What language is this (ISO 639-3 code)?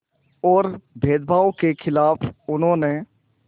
hin